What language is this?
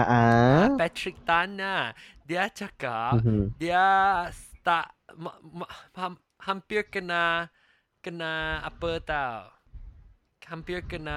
Malay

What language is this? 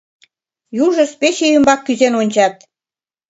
Mari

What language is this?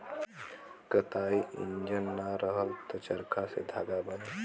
Bhojpuri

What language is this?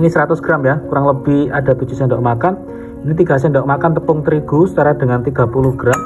Indonesian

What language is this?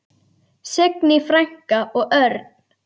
Icelandic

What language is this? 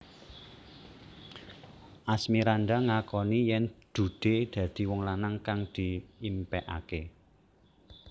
Javanese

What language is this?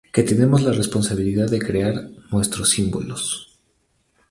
Spanish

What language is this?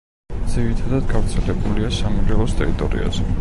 Georgian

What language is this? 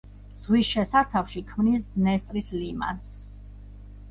Georgian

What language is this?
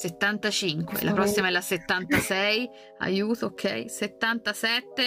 Italian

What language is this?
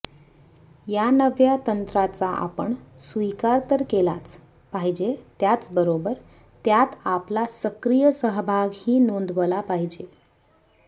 Marathi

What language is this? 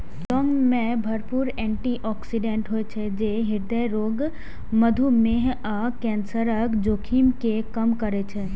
Maithili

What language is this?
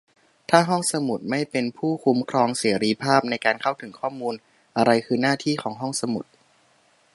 Thai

